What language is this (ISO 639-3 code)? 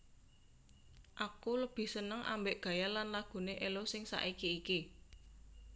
jav